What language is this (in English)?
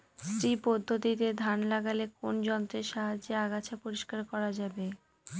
Bangla